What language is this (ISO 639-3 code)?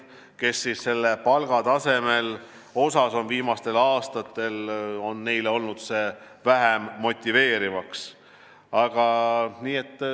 est